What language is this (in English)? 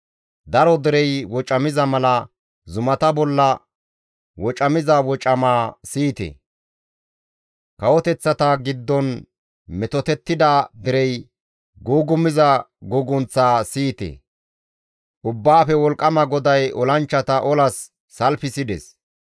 Gamo